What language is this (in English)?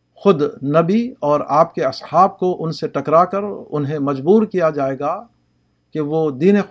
Urdu